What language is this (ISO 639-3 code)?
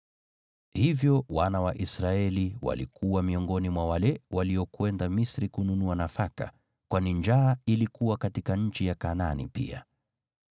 swa